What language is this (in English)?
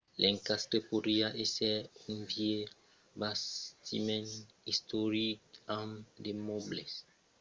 Occitan